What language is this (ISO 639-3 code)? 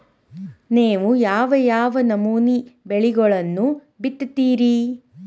kan